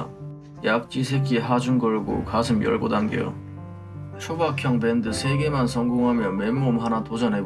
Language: Korean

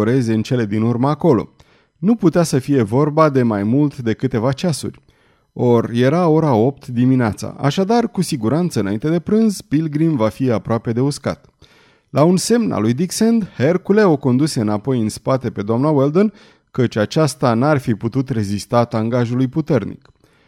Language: Romanian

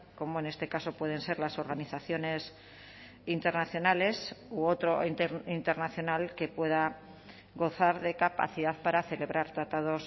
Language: Spanish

